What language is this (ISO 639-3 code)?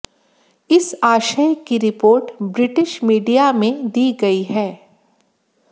hin